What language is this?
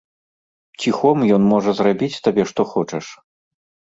Belarusian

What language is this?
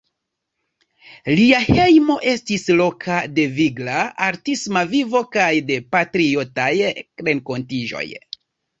Esperanto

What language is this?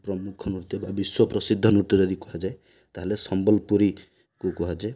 Odia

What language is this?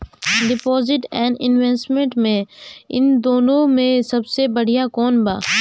Bhojpuri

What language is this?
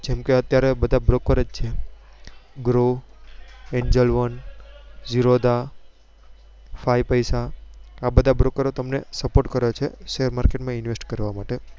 Gujarati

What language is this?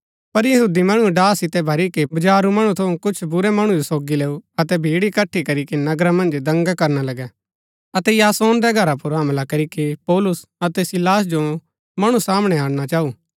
Gaddi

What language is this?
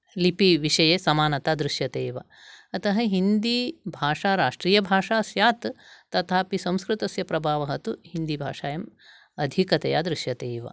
Sanskrit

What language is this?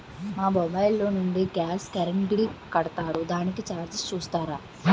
Telugu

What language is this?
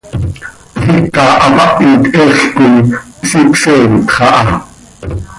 Seri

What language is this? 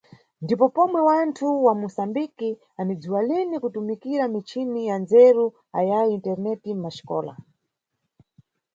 Nyungwe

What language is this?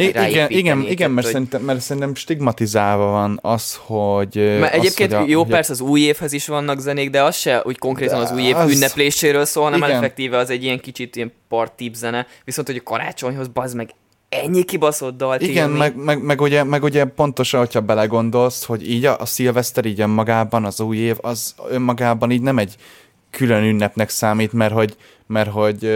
Hungarian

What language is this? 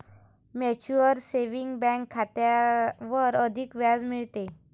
Marathi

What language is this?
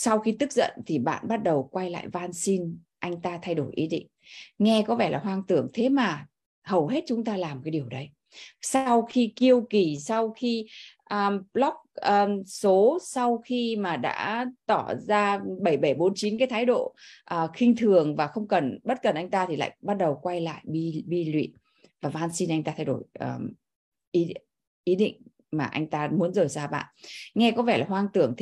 Vietnamese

